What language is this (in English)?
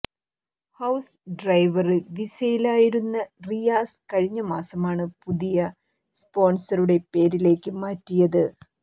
Malayalam